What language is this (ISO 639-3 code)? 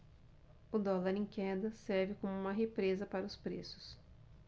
por